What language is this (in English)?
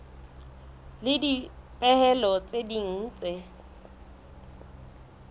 Southern Sotho